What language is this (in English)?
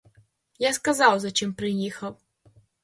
Ukrainian